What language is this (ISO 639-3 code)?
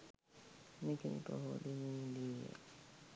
sin